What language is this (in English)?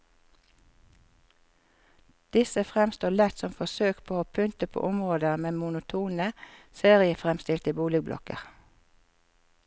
Norwegian